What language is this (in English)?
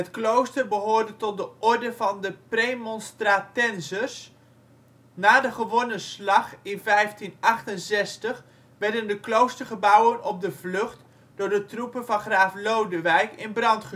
Dutch